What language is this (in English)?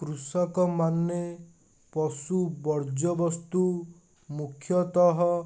Odia